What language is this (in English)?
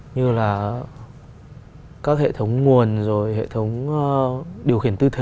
Vietnamese